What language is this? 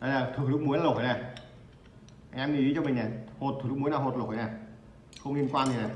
Vietnamese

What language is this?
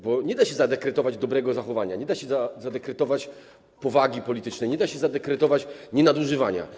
Polish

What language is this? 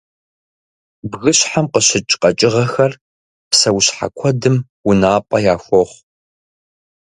Kabardian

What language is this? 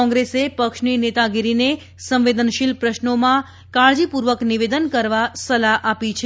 Gujarati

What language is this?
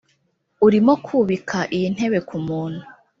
Kinyarwanda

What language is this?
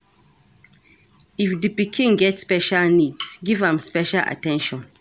Nigerian Pidgin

